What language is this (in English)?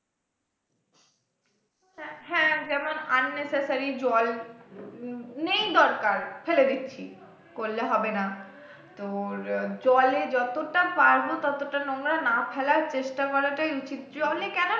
Bangla